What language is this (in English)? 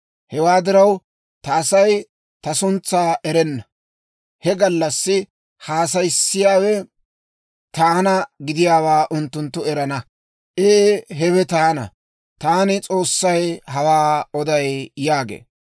Dawro